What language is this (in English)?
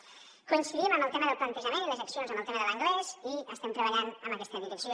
Catalan